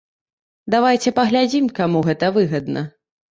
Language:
Belarusian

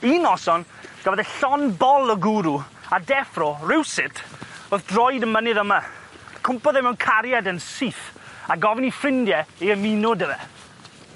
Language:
Welsh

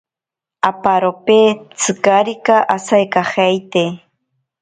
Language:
Ashéninka Perené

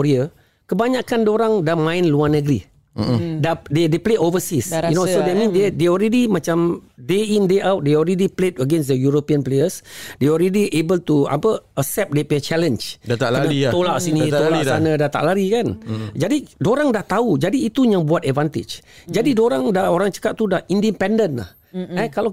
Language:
Malay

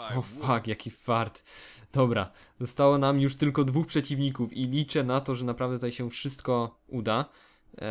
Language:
Polish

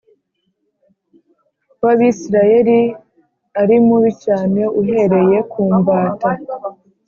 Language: Kinyarwanda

